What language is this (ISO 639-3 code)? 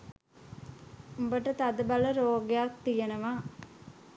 sin